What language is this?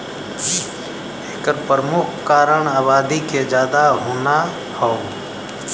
Bhojpuri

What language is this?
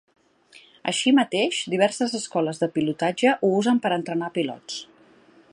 Catalan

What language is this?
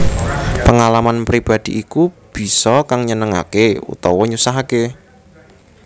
Javanese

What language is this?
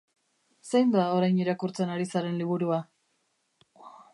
Basque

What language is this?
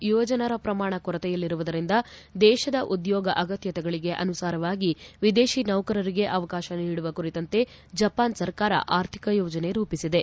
Kannada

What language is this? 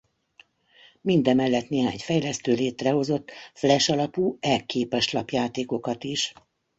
Hungarian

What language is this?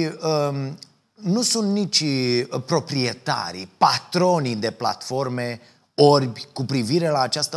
Romanian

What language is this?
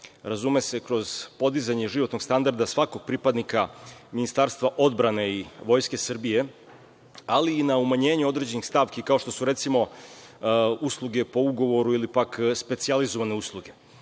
Serbian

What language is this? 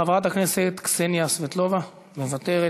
Hebrew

